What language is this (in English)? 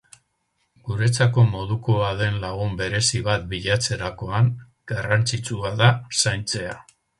Basque